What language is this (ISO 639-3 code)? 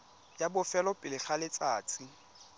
tsn